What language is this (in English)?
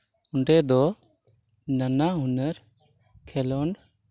Santali